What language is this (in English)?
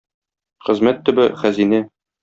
Tatar